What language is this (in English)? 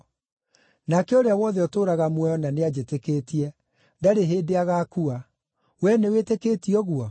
Kikuyu